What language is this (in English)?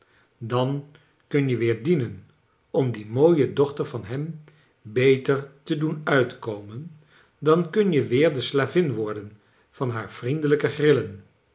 Dutch